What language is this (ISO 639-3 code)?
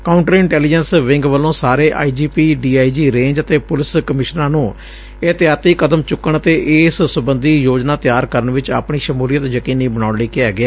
pan